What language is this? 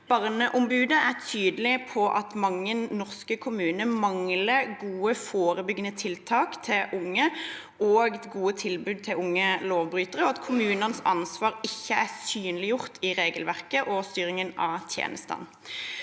Norwegian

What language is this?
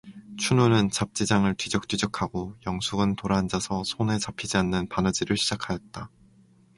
Korean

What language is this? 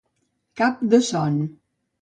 Catalan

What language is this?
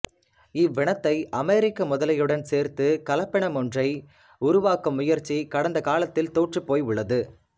Tamil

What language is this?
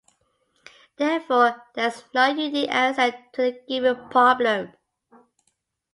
English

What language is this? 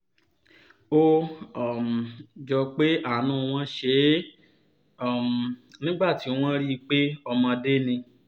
Yoruba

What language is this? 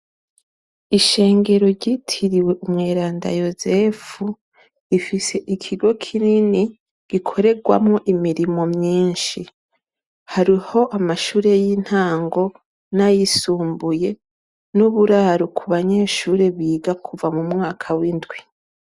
Rundi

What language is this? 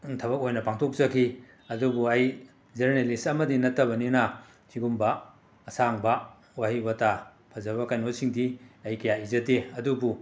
Manipuri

